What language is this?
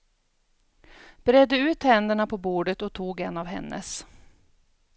Swedish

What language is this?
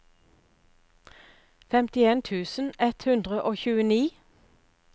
Norwegian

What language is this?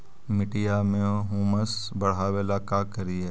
Magahi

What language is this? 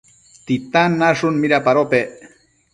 Matsés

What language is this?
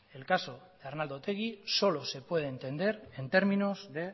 Spanish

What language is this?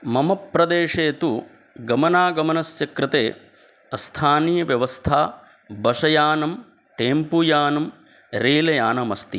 Sanskrit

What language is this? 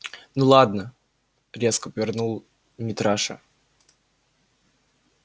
Russian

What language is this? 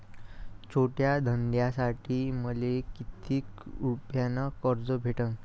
Marathi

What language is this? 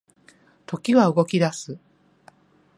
Japanese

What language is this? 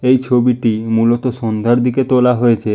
Bangla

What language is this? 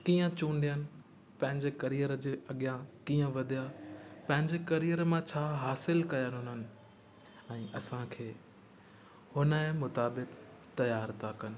Sindhi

